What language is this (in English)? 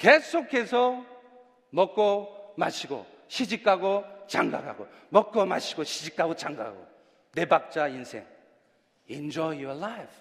Korean